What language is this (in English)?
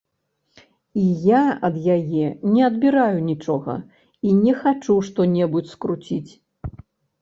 Belarusian